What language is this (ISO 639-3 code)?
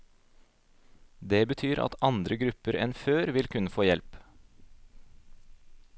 nor